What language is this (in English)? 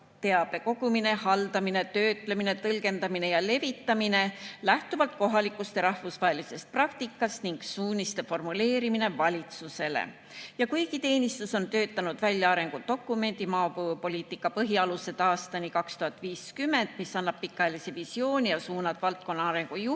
Estonian